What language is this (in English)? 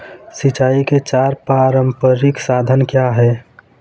Hindi